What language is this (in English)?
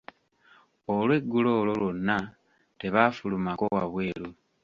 Ganda